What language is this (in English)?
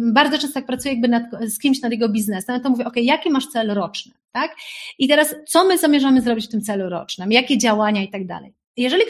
Polish